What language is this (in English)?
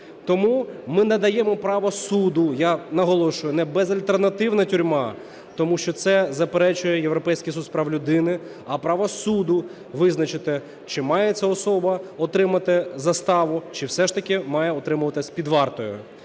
Ukrainian